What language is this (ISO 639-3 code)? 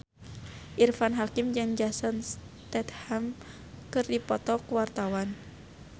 sun